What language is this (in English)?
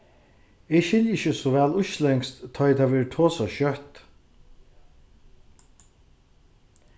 Faroese